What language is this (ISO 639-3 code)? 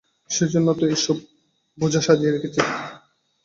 ben